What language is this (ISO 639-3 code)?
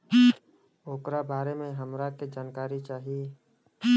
bho